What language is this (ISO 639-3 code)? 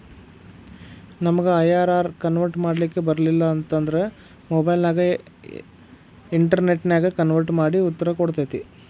kan